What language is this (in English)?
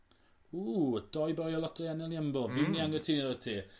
Welsh